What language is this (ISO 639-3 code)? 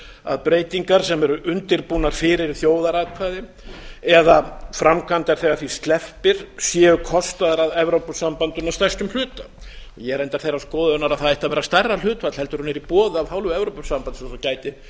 isl